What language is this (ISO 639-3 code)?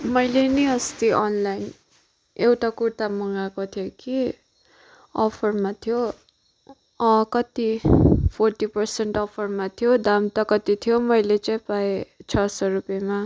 nep